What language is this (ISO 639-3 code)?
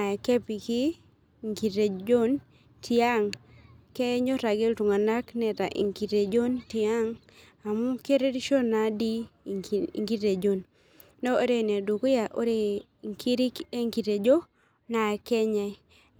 mas